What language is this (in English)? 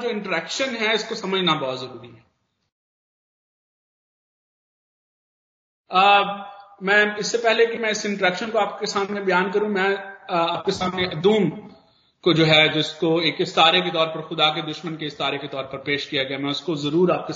Hindi